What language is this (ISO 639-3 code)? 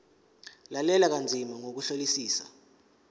zul